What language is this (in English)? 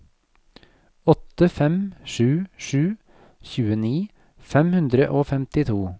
Norwegian